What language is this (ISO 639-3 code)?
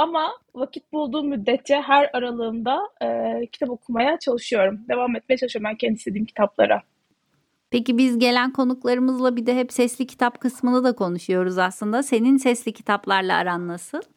tur